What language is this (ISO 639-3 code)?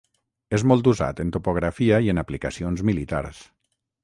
cat